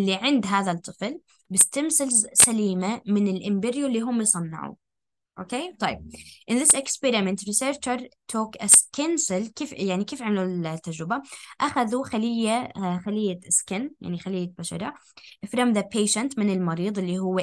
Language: Arabic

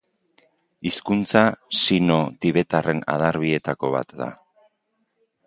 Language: Basque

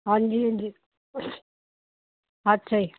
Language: Punjabi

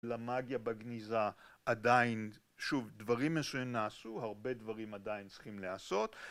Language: Hebrew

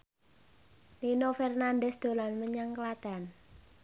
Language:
Javanese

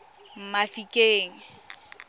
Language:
Tswana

